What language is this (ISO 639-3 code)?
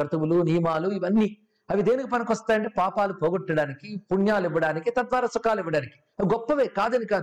tel